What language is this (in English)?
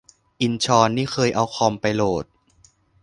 Thai